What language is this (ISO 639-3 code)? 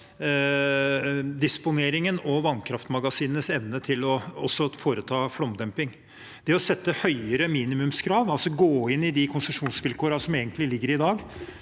nor